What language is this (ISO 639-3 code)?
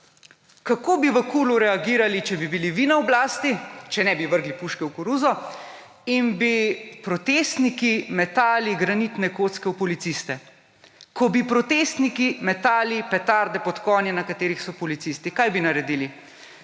slv